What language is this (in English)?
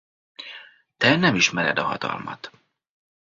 Hungarian